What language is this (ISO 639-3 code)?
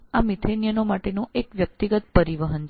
guj